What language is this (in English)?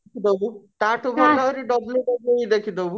Odia